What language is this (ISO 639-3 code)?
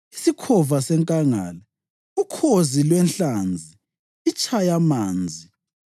nde